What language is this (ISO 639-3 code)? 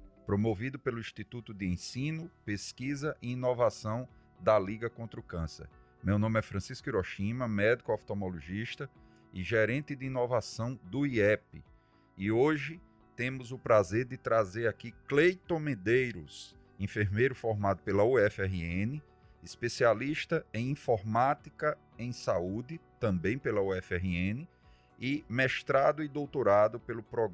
por